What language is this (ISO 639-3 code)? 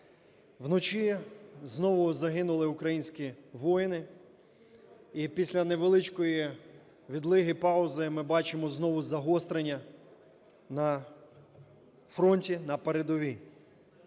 ukr